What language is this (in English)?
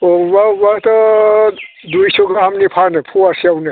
Bodo